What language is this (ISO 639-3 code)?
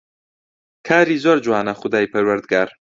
ckb